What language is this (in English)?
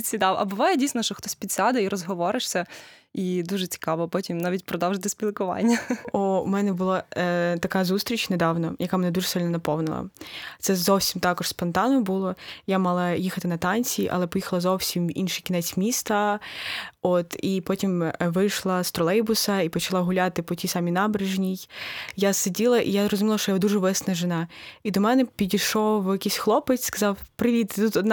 Ukrainian